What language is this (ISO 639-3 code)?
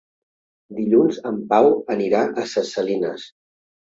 cat